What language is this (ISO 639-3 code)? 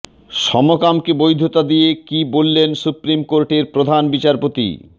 ben